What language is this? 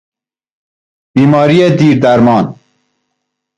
Persian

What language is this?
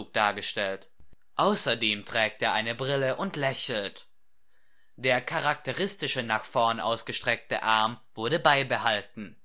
German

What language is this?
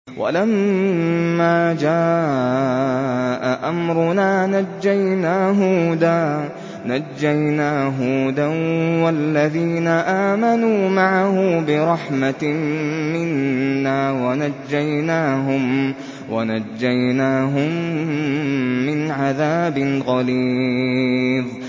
Arabic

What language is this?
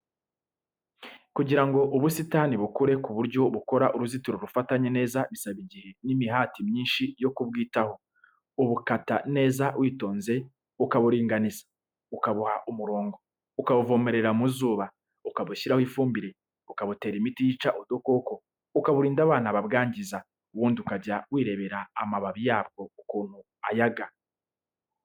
Kinyarwanda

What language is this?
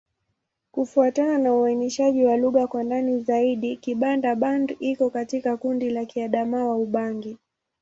Swahili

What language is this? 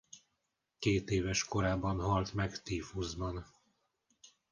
Hungarian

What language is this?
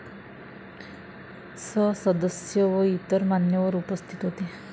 Marathi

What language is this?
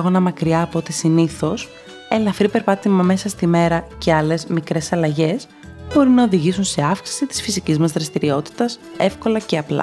Greek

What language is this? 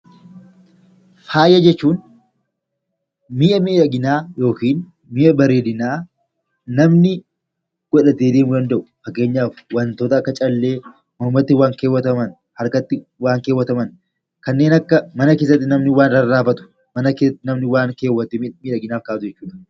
Oromo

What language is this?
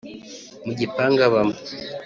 Kinyarwanda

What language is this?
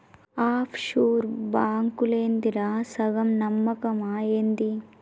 Telugu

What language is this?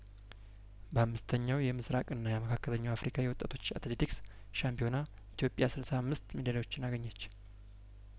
Amharic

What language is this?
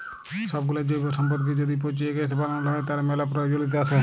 Bangla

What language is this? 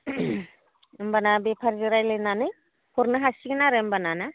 Bodo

